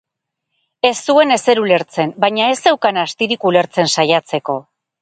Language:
Basque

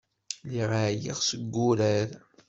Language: Kabyle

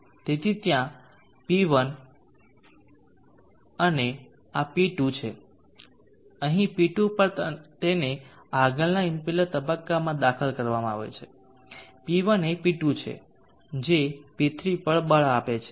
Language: Gujarati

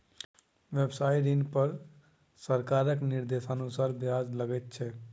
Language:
Maithili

